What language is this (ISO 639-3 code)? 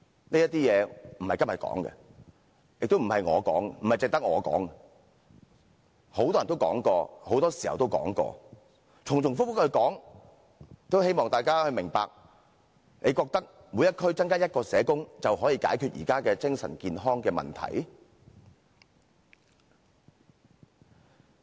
yue